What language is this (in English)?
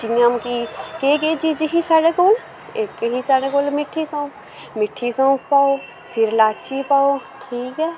Dogri